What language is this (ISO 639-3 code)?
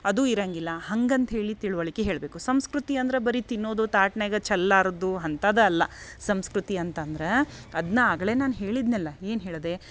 kan